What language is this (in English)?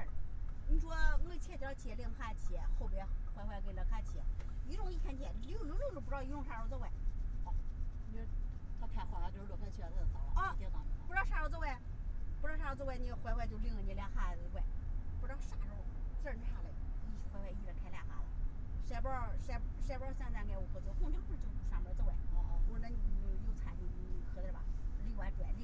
Chinese